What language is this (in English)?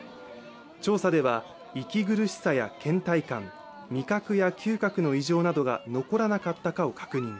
Japanese